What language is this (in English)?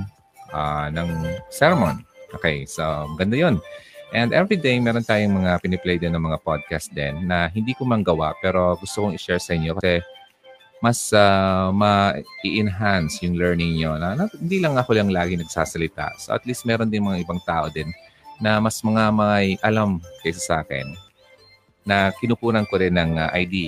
Filipino